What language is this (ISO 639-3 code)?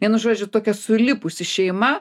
lit